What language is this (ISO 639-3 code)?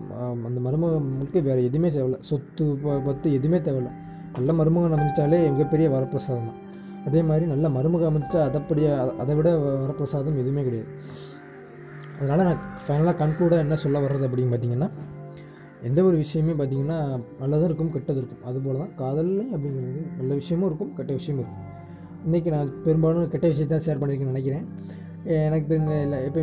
tam